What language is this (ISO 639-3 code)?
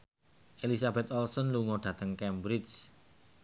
jav